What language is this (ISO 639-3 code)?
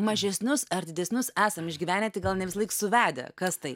lit